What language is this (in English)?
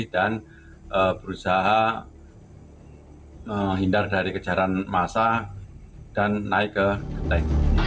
Indonesian